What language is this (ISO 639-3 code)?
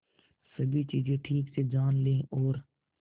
hin